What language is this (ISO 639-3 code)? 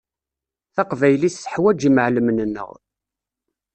kab